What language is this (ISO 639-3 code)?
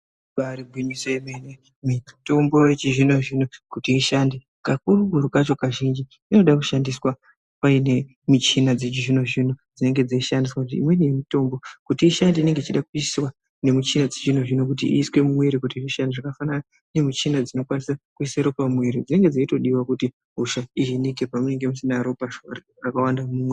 ndc